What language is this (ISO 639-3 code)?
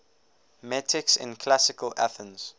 eng